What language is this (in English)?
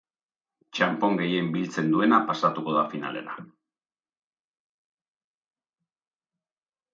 Basque